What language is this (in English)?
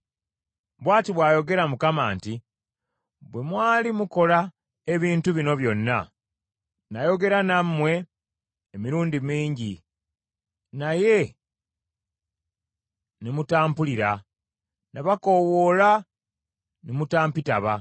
Ganda